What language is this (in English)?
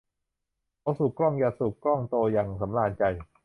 Thai